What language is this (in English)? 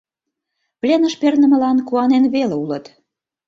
Mari